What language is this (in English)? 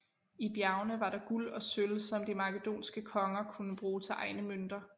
Danish